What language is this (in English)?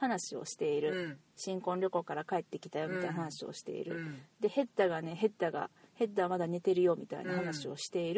Japanese